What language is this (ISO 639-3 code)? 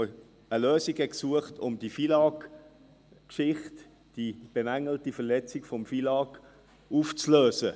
gsw